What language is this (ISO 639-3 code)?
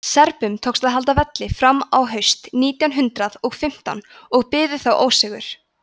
isl